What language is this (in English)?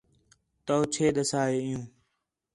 Khetrani